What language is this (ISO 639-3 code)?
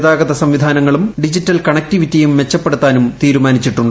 mal